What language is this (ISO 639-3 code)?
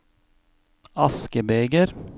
nor